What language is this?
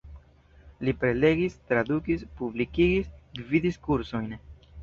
Esperanto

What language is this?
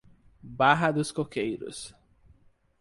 Portuguese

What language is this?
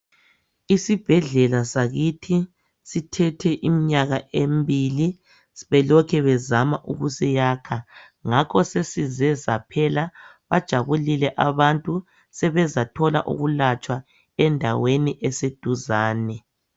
North Ndebele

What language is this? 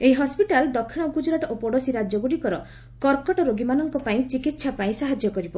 Odia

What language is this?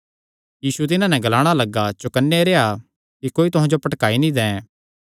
Kangri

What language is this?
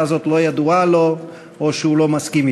Hebrew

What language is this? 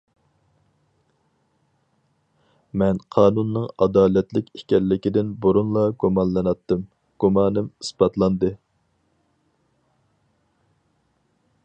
Uyghur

